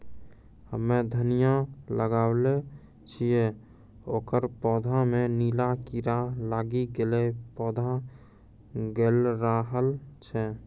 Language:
Maithili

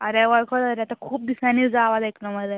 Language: Konkani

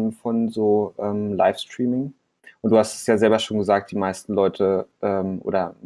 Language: German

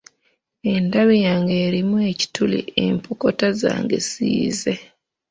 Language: Ganda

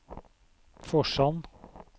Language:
Norwegian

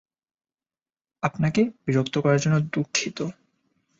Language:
Bangla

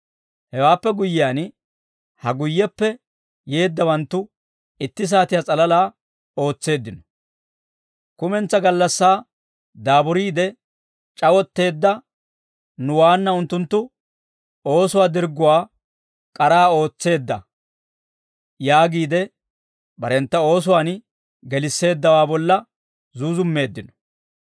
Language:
Dawro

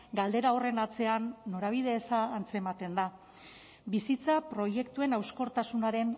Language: Basque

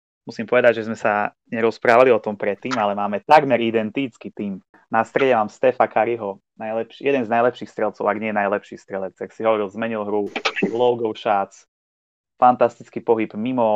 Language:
Slovak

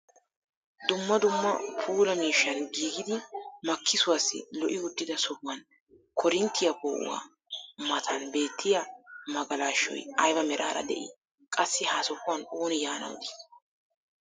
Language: Wolaytta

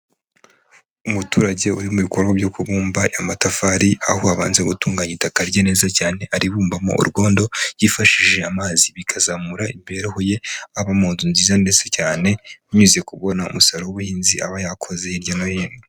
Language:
Kinyarwanda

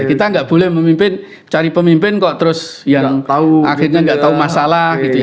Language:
Indonesian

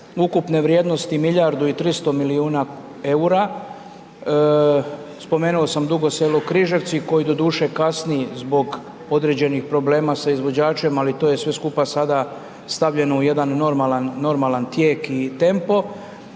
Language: Croatian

